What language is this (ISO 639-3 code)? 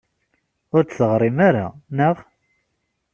kab